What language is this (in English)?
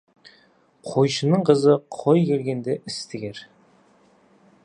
Kazakh